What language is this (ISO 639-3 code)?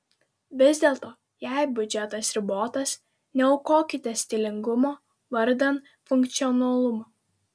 lit